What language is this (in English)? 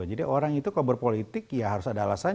Indonesian